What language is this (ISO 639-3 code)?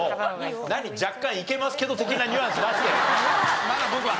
jpn